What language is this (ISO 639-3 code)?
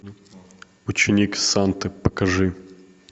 rus